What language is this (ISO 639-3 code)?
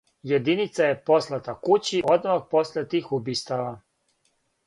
srp